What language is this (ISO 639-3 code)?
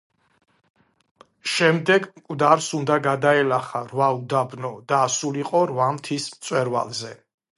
kat